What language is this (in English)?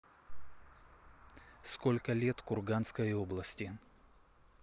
Russian